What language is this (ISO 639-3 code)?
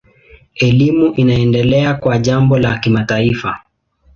swa